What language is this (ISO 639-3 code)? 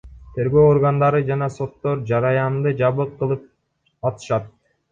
kir